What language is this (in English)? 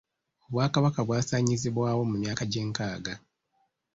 Ganda